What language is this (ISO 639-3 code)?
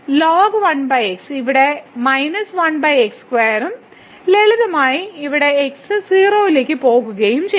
mal